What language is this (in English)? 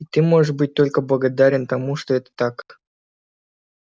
Russian